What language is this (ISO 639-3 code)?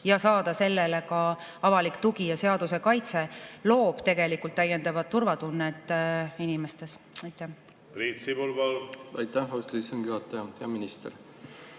est